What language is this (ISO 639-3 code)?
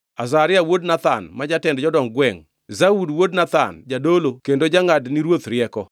luo